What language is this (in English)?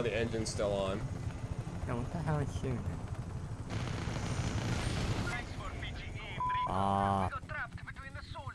English